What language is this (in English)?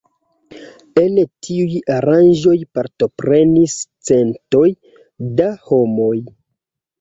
Esperanto